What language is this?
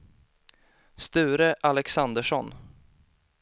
Swedish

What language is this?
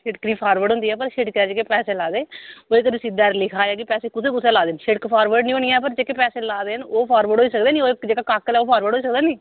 Dogri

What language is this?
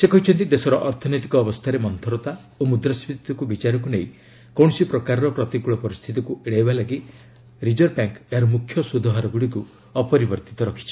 Odia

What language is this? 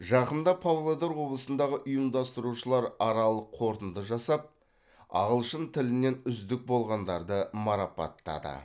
Kazakh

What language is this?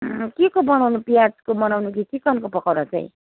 Nepali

